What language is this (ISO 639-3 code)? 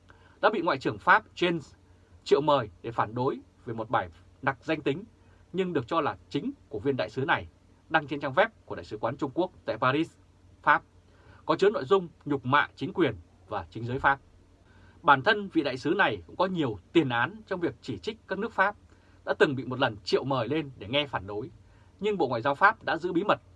vie